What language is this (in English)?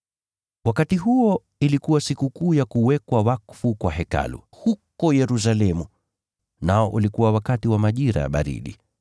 Swahili